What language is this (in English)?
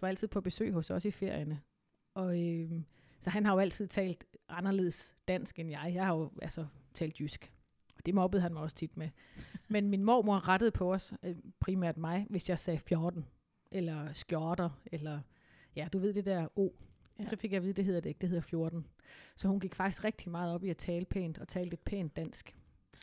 Danish